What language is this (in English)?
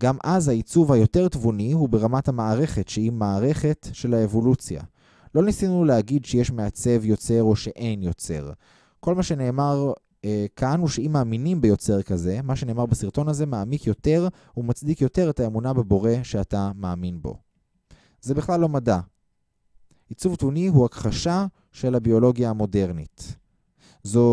Hebrew